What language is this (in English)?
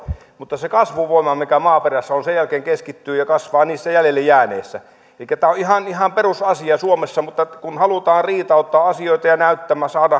Finnish